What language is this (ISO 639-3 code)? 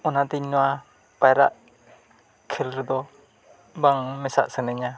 sat